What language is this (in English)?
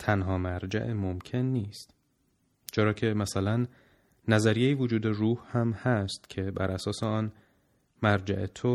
Persian